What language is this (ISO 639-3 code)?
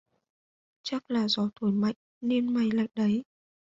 vie